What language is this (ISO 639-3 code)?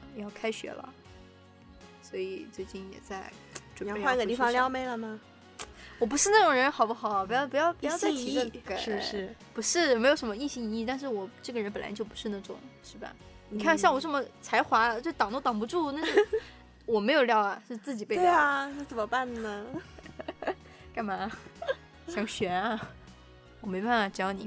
zho